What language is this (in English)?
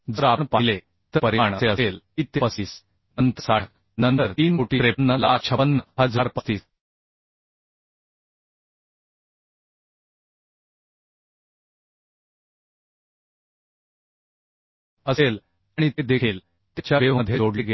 Marathi